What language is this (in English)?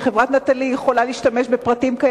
Hebrew